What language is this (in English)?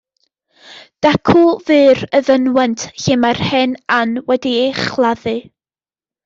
Welsh